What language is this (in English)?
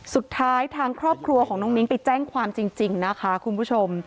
Thai